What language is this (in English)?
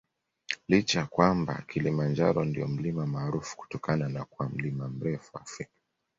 Swahili